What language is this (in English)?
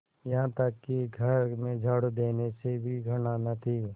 Hindi